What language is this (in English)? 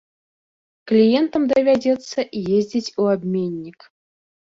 Belarusian